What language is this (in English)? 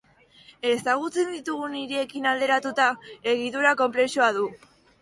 Basque